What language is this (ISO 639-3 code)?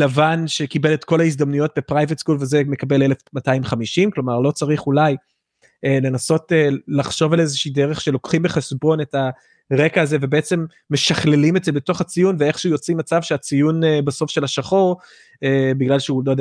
heb